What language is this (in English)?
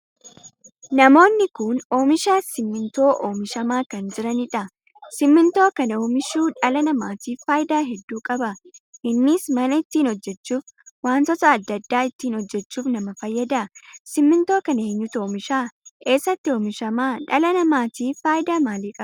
Oromo